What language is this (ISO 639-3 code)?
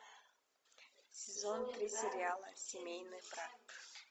rus